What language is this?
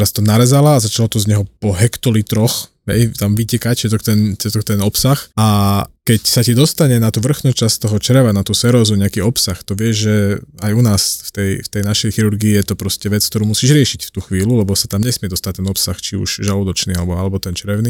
Slovak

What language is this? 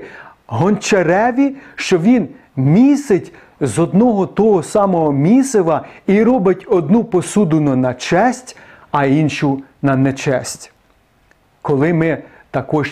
Ukrainian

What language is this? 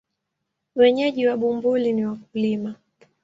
Swahili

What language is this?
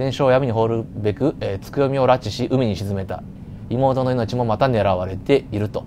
Japanese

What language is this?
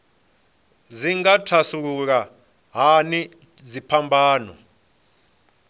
Venda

